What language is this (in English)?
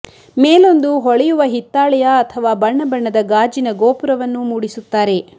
Kannada